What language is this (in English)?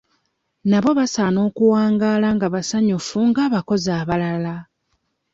Ganda